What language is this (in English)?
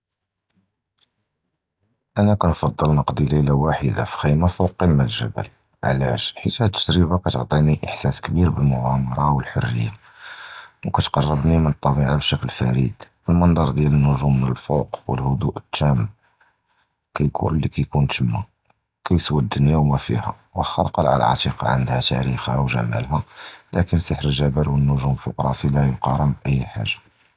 Judeo-Arabic